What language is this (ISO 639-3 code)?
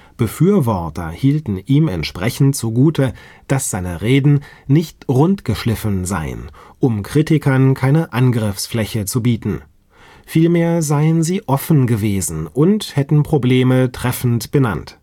deu